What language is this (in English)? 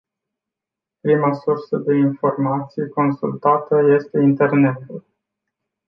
Romanian